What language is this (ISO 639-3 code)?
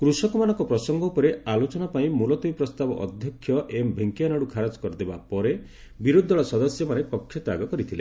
ori